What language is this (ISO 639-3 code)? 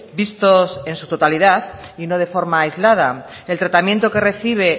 spa